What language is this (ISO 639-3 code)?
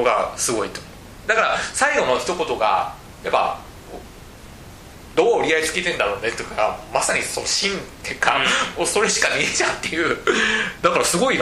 jpn